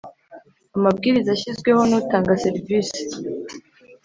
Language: Kinyarwanda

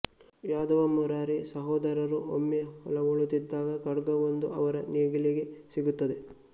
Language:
Kannada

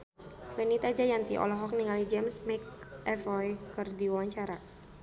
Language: Sundanese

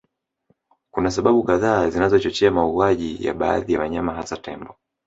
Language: Swahili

